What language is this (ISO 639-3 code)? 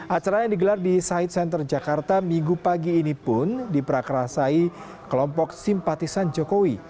ind